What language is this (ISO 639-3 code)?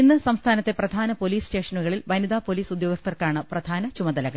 mal